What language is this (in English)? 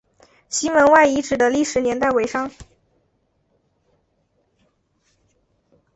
Chinese